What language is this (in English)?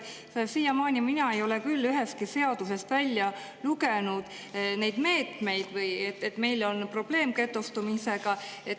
Estonian